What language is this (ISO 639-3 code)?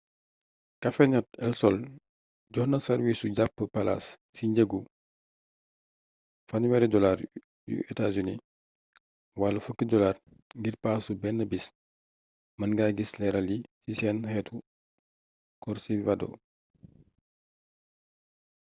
wol